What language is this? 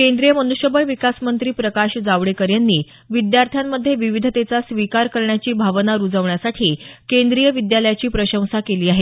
Marathi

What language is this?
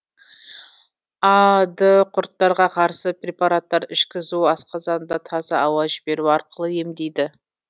Kazakh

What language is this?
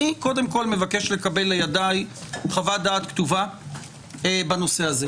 Hebrew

